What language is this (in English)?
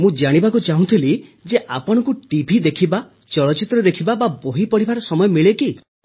Odia